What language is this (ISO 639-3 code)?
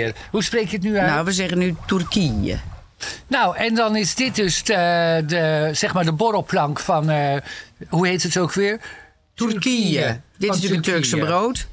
nld